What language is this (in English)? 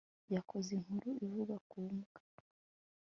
Kinyarwanda